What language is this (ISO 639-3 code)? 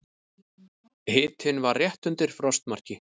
isl